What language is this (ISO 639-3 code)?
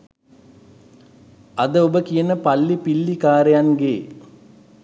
sin